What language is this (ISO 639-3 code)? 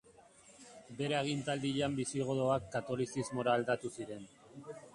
eus